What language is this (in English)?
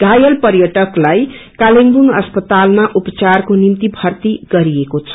Nepali